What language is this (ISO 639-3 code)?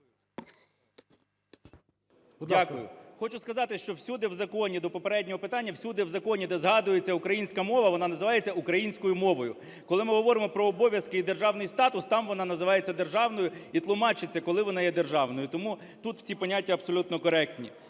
ukr